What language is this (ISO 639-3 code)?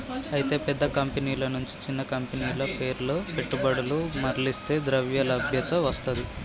tel